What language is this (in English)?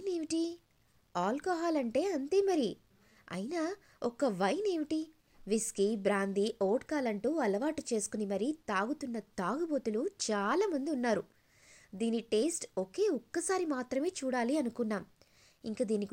Telugu